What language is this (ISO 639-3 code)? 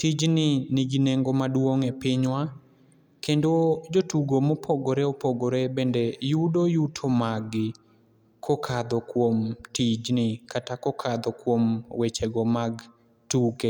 luo